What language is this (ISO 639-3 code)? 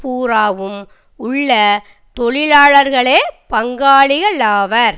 tam